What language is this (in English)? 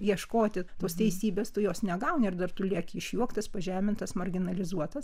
Lithuanian